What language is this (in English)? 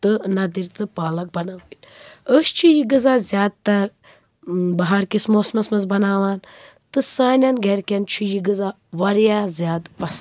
Kashmiri